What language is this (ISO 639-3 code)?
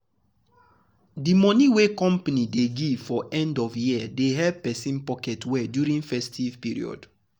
pcm